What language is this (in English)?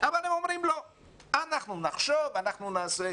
Hebrew